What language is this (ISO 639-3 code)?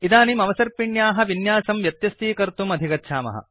san